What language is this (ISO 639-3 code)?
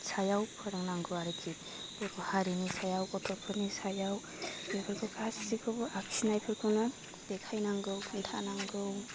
brx